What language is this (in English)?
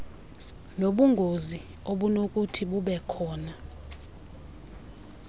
Xhosa